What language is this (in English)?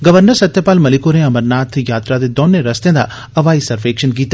Dogri